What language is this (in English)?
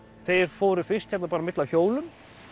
Icelandic